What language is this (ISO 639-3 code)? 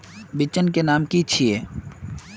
mag